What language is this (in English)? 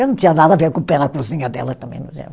Portuguese